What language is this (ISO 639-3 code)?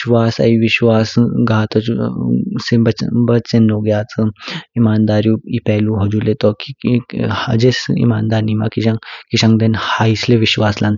kfk